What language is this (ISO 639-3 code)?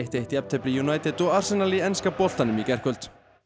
isl